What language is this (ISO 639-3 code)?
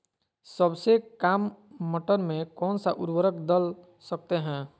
mag